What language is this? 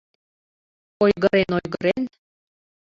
Mari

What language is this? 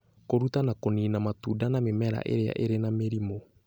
Kikuyu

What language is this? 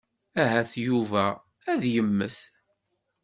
Kabyle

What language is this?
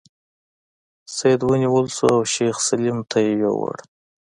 Pashto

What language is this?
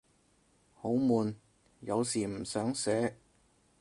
Cantonese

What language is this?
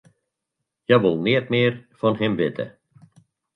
Western Frisian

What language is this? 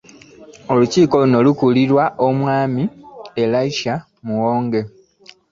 Ganda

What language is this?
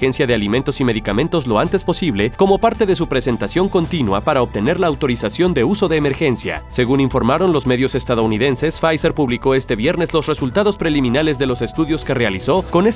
Spanish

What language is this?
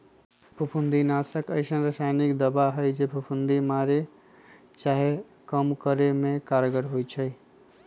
Magahi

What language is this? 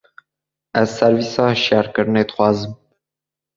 Kurdish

